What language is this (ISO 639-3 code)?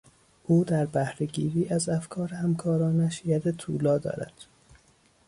fas